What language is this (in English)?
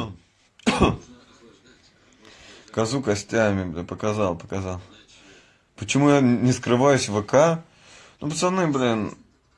Russian